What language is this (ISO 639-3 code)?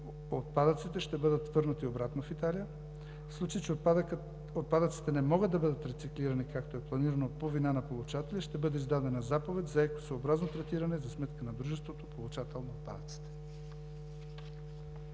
bul